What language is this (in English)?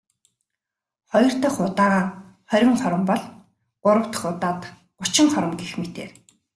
Mongolian